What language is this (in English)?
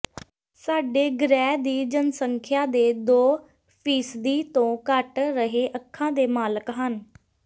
Punjabi